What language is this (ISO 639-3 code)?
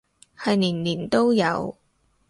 yue